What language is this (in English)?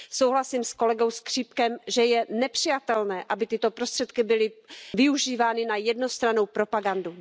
Czech